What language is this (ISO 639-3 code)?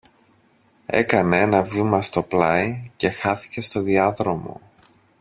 ell